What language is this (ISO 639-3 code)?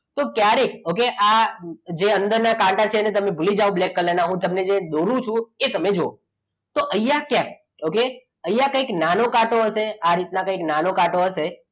guj